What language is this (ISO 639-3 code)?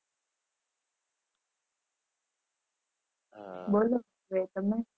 guj